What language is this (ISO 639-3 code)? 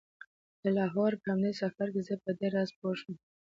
pus